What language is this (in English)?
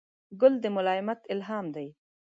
Pashto